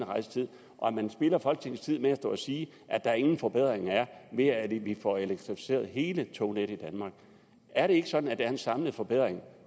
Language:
Danish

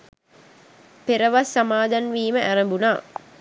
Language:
Sinhala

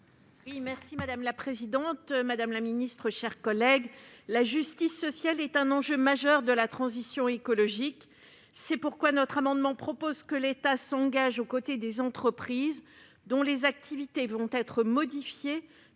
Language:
French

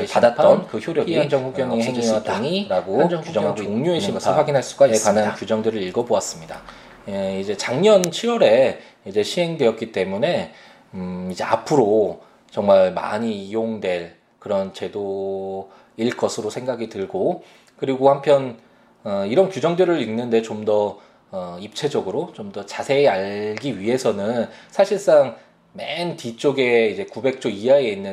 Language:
Korean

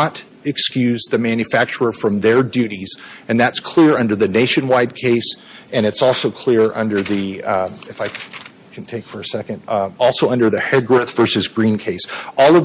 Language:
English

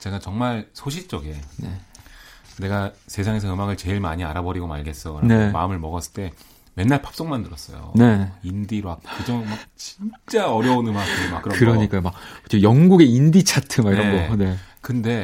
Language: Korean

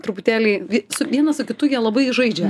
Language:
Lithuanian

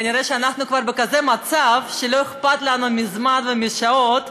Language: Hebrew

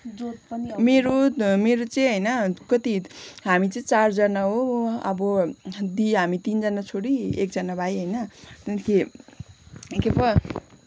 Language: Nepali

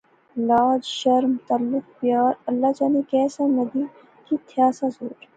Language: Pahari-Potwari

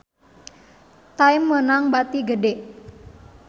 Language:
Sundanese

